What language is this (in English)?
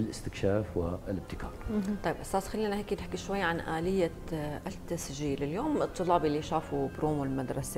Arabic